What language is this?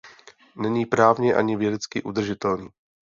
Czech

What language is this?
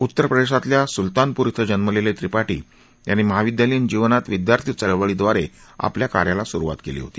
Marathi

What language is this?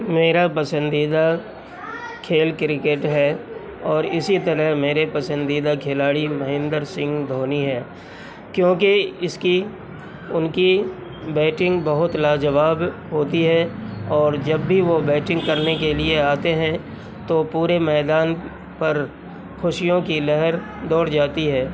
Urdu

